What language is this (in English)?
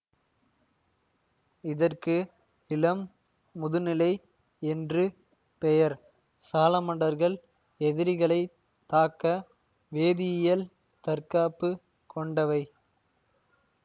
Tamil